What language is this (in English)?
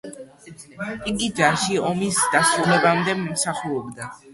Georgian